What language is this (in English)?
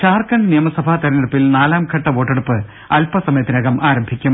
Malayalam